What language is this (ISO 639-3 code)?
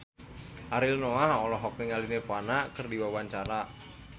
sun